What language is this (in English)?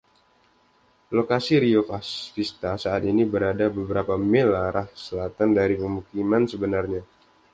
Indonesian